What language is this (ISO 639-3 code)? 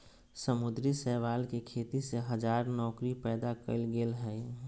mag